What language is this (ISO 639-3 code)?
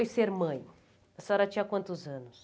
por